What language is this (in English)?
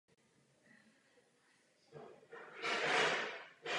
Czech